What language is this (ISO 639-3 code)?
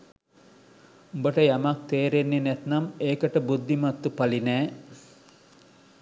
sin